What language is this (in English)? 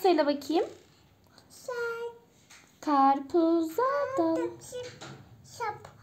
Turkish